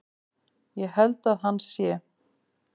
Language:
Icelandic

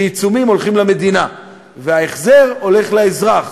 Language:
Hebrew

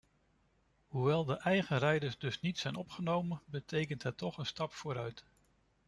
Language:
Dutch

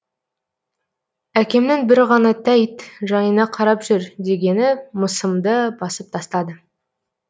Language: Kazakh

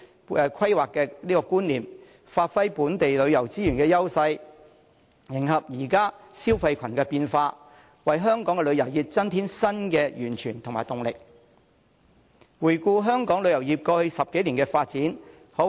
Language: Cantonese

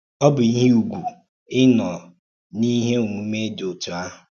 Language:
Igbo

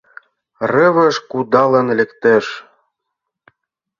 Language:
Mari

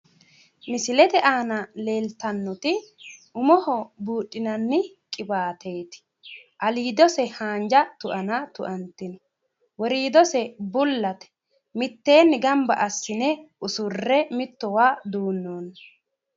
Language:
Sidamo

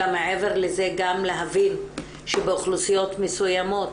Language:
Hebrew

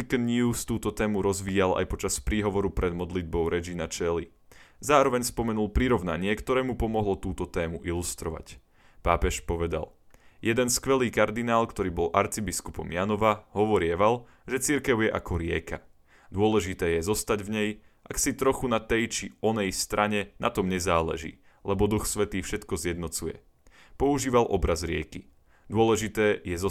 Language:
Slovak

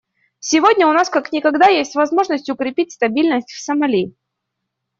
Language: Russian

